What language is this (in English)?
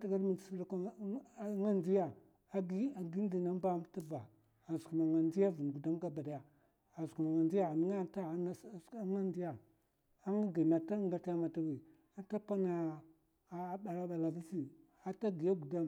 Mafa